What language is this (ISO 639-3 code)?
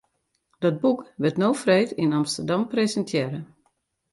fry